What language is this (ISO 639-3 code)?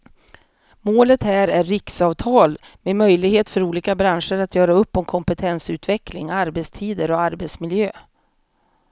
swe